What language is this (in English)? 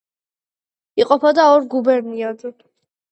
Georgian